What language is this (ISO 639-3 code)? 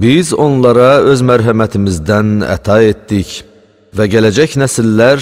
tur